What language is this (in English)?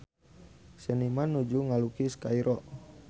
Sundanese